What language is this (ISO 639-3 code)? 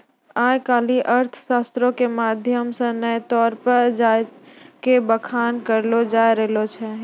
mai